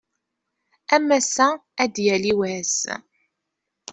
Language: Kabyle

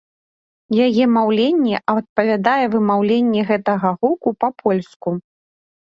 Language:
Belarusian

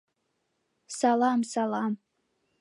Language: Mari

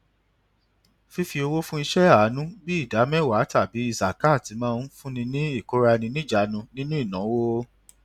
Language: Yoruba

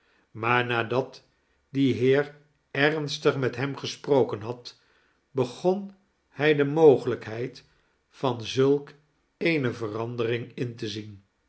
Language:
Dutch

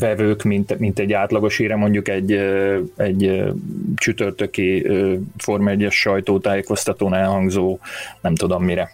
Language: Hungarian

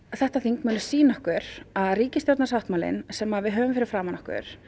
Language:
Icelandic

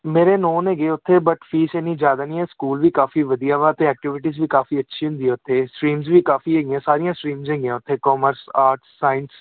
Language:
Punjabi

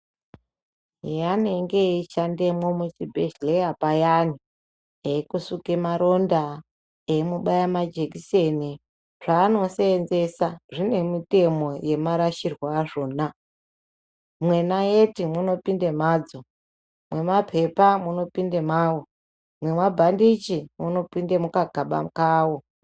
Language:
Ndau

